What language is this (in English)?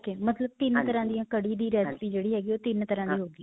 Punjabi